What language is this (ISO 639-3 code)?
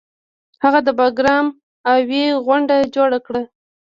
pus